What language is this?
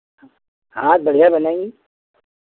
Hindi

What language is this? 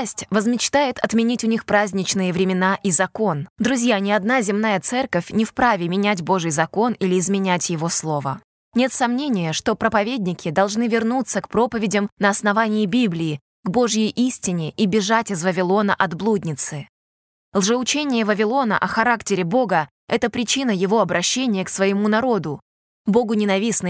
Russian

